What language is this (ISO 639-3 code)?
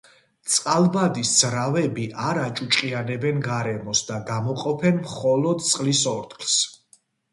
kat